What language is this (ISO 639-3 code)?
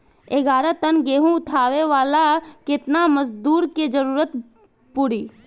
bho